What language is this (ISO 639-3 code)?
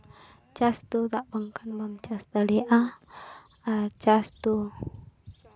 sat